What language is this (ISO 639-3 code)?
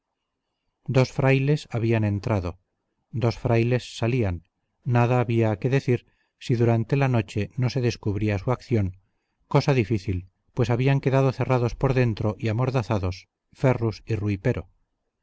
spa